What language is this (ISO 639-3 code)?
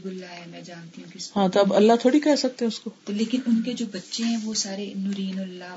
urd